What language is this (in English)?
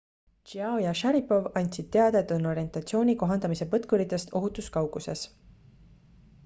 Estonian